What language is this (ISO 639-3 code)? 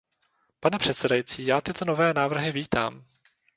ces